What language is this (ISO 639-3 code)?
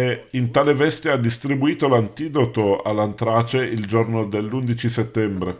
ita